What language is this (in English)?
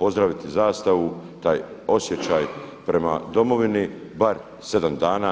Croatian